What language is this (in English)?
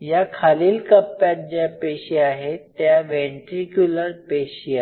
Marathi